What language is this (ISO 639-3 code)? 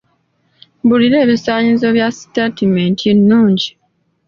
lug